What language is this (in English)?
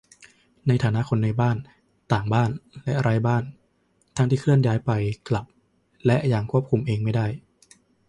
Thai